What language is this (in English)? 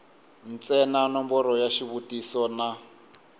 Tsonga